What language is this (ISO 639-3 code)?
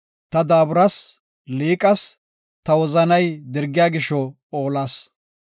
gof